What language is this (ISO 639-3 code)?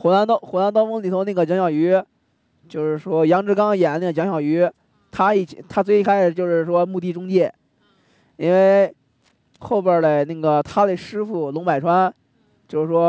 zho